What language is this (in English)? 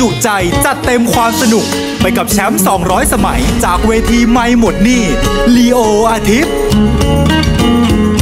Thai